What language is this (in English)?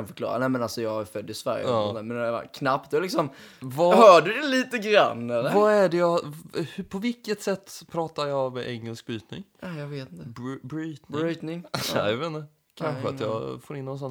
Swedish